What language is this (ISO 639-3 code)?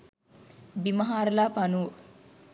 sin